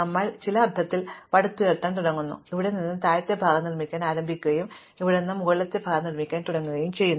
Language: Malayalam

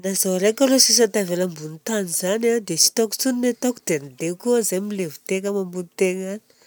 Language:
Southern Betsimisaraka Malagasy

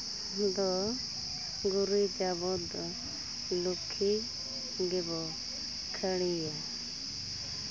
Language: Santali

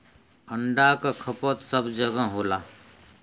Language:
Bhojpuri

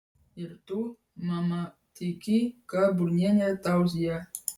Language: Lithuanian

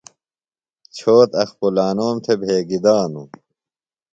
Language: Phalura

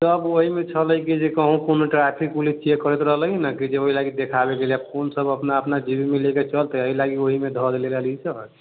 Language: Maithili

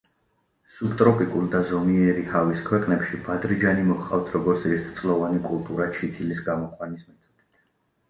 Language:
Georgian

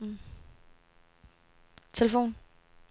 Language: Danish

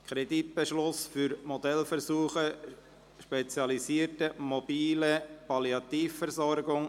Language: Swiss German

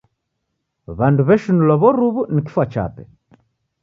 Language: Taita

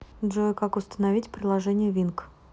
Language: Russian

